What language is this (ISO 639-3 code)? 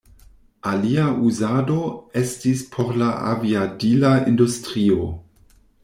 epo